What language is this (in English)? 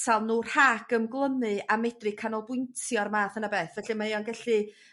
Welsh